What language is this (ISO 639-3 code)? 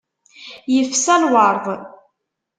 kab